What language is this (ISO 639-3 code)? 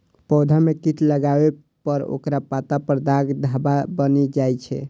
mai